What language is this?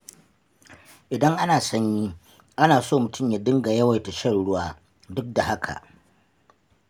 Hausa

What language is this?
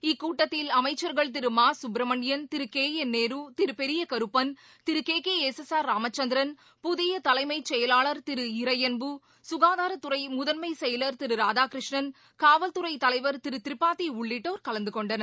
Tamil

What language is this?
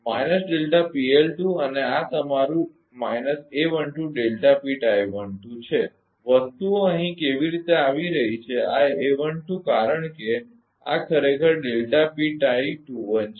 Gujarati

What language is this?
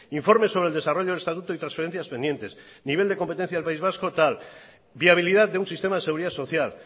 Spanish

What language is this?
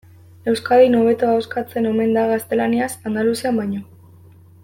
Basque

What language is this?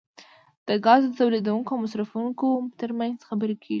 Pashto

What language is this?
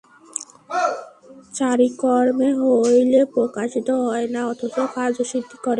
Bangla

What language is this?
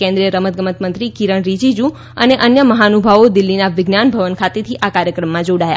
Gujarati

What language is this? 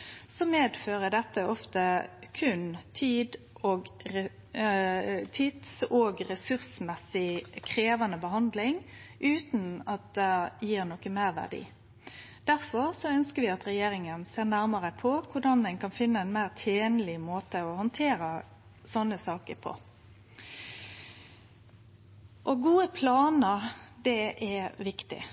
Norwegian Nynorsk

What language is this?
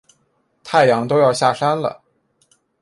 Chinese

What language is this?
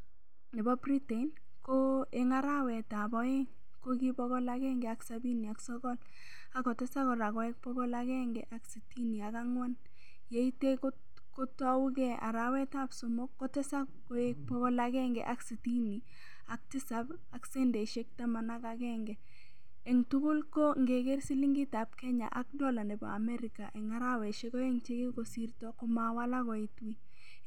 Kalenjin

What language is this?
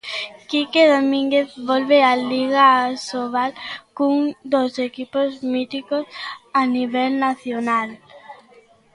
Galician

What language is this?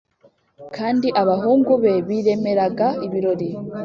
Kinyarwanda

